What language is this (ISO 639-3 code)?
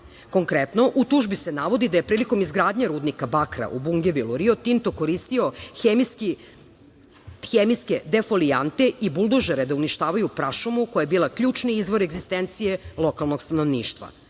srp